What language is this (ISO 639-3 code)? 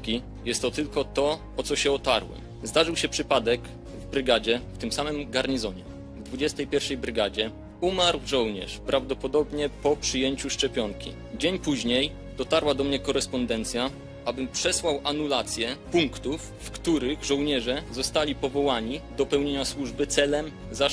pol